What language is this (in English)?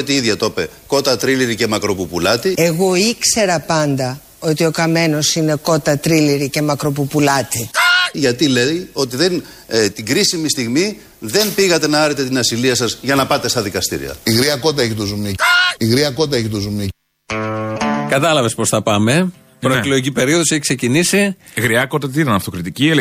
Greek